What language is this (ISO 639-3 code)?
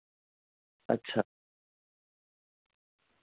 doi